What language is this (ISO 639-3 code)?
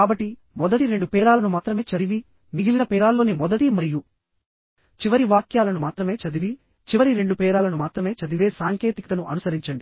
tel